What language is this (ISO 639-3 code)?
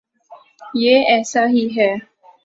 urd